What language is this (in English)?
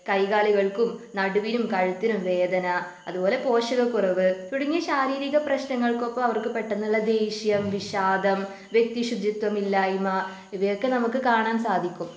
Malayalam